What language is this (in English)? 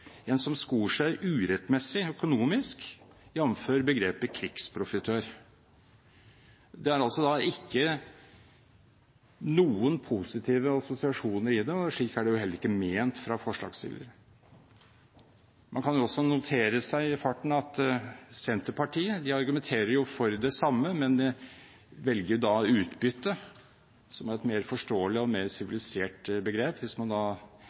Norwegian Bokmål